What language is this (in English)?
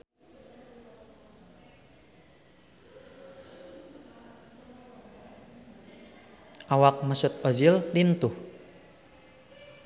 Sundanese